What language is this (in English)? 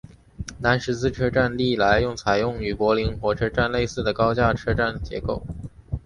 Chinese